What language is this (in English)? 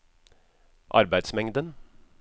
Norwegian